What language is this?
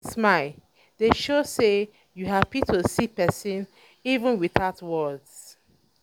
Nigerian Pidgin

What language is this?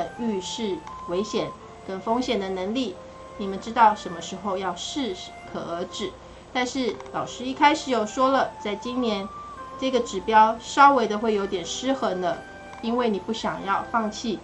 Chinese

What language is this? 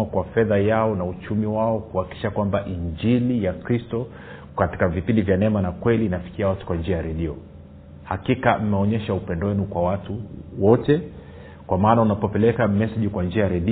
Swahili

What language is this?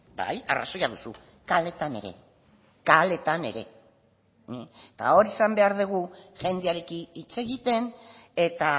Basque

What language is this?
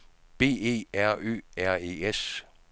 Danish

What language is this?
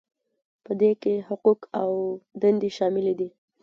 Pashto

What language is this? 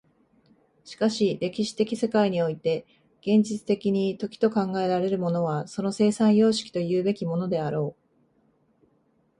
Japanese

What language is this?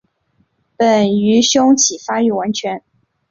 Chinese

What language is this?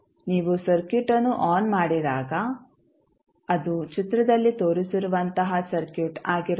Kannada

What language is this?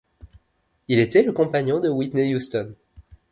French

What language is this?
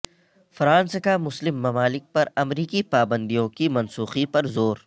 Urdu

